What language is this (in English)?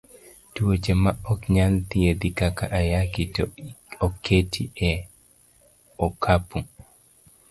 Luo (Kenya and Tanzania)